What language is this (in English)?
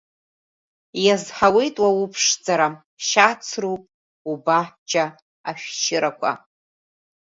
Abkhazian